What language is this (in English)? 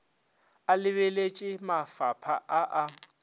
Northern Sotho